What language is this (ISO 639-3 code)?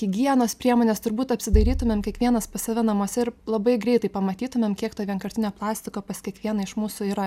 lit